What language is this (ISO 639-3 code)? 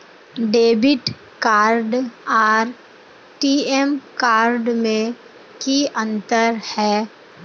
mag